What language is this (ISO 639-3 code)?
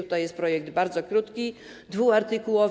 pol